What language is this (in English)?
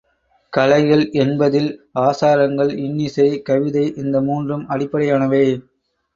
Tamil